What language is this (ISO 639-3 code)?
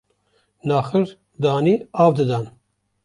kur